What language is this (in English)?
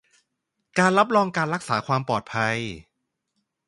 Thai